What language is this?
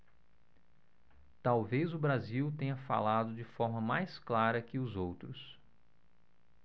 Portuguese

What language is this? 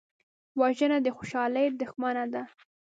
Pashto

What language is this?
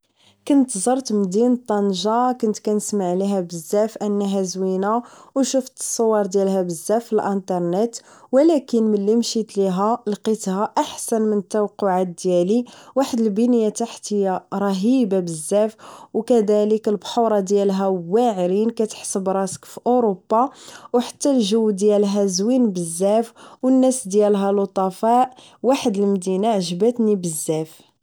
Moroccan Arabic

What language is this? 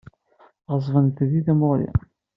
Kabyle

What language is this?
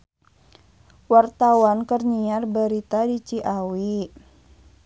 Sundanese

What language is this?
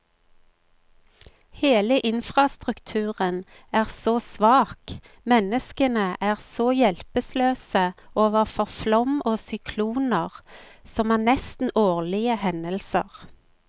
Norwegian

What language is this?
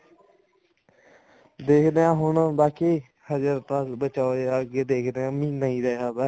Punjabi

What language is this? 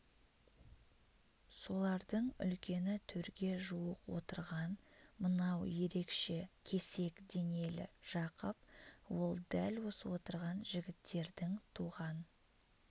Kazakh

